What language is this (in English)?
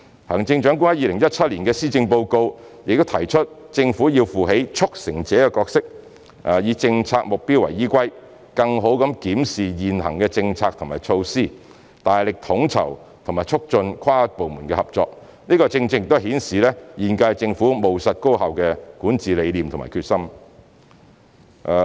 Cantonese